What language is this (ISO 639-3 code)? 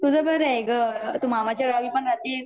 mar